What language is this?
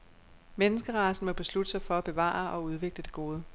Danish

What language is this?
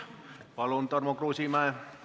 Estonian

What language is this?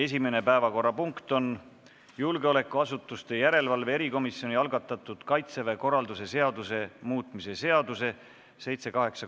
Estonian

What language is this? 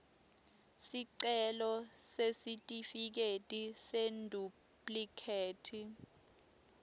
Swati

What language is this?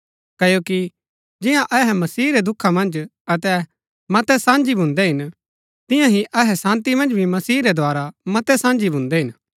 Gaddi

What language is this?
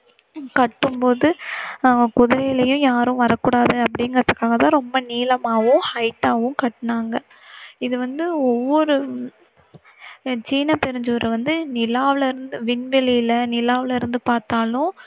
Tamil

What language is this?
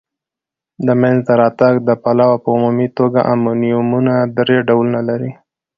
Pashto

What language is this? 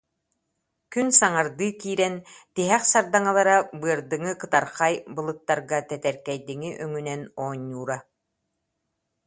Yakut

